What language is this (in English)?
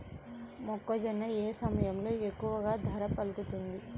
Telugu